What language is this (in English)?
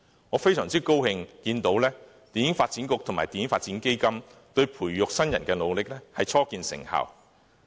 Cantonese